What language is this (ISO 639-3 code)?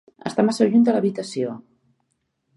cat